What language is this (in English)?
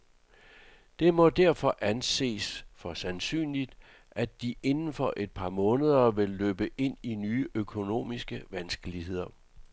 Danish